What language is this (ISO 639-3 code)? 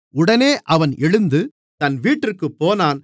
tam